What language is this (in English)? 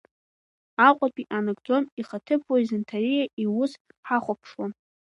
Abkhazian